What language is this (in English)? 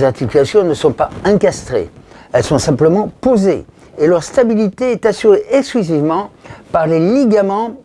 French